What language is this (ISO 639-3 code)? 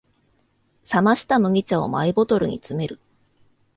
jpn